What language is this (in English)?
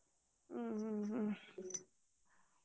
Kannada